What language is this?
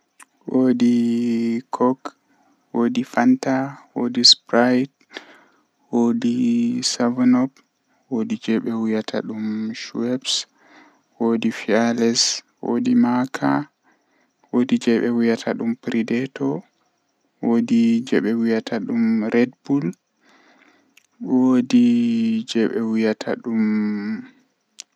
Western Niger Fulfulde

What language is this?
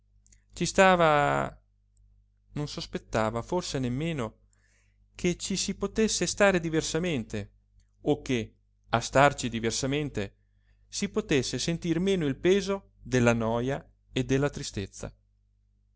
Italian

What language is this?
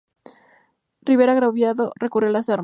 Spanish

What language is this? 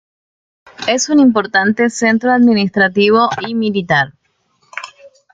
Spanish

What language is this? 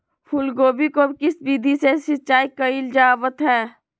Magahi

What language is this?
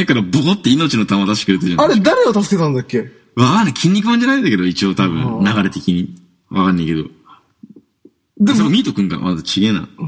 Japanese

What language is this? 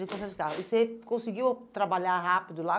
Portuguese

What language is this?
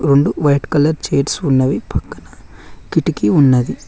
Telugu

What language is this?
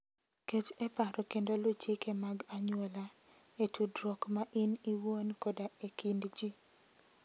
Luo (Kenya and Tanzania)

